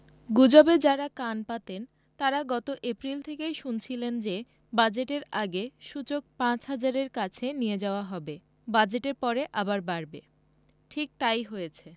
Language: Bangla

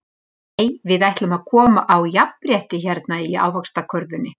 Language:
Icelandic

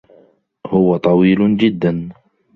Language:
Arabic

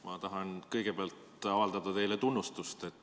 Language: Estonian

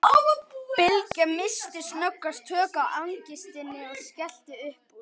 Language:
Icelandic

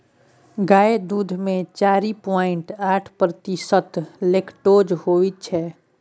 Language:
Maithili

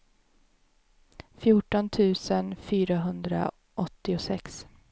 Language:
Swedish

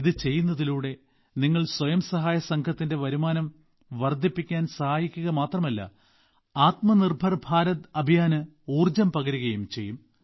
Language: Malayalam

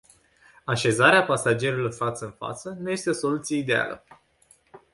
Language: Romanian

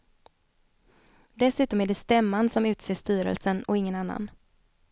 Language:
Swedish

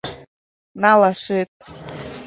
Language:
Mari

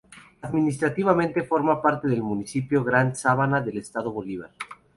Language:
Spanish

